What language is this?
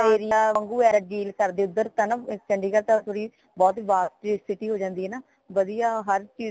Punjabi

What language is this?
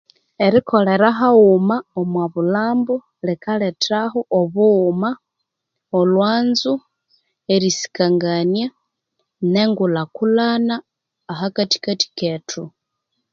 Konzo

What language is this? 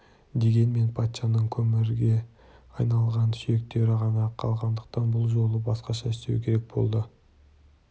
Kazakh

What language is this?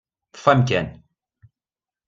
Kabyle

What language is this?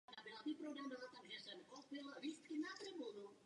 Czech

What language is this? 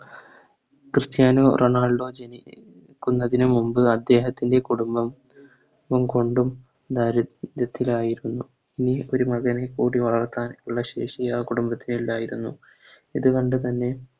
Malayalam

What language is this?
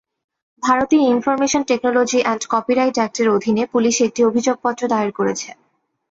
Bangla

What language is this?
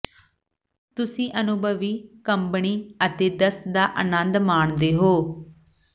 Punjabi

